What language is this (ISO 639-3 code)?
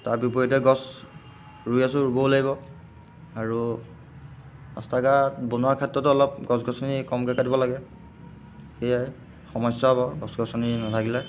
asm